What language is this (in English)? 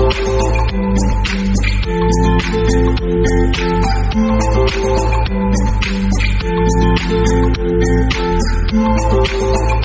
Kannada